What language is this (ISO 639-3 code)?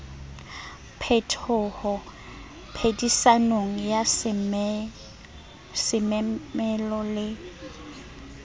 sot